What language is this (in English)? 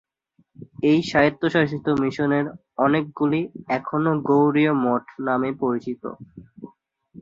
Bangla